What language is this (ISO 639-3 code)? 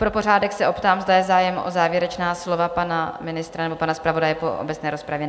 ces